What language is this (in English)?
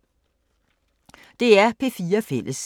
Danish